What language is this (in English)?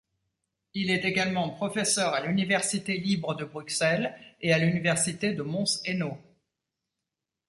French